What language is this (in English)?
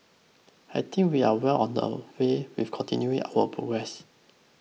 English